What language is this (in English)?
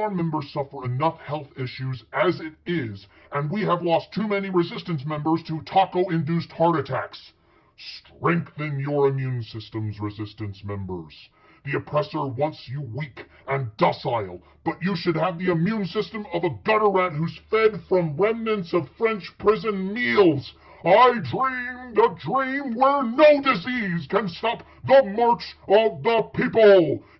English